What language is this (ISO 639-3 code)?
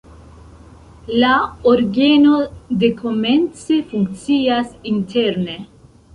epo